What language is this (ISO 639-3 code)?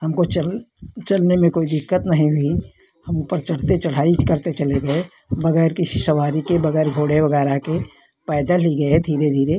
hin